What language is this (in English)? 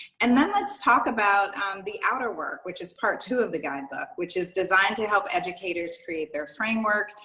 English